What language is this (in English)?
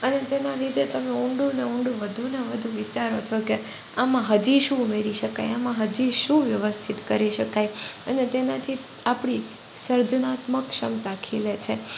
Gujarati